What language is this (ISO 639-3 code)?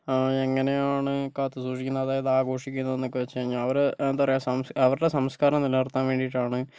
mal